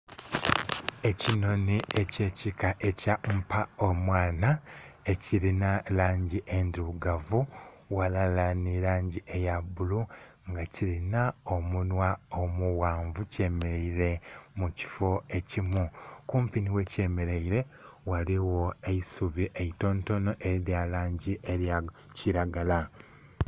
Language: Soga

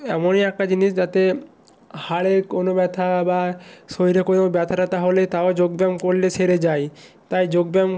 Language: Bangla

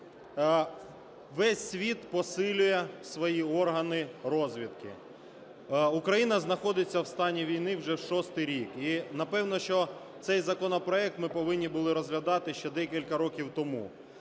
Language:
Ukrainian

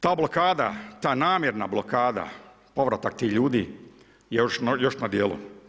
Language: Croatian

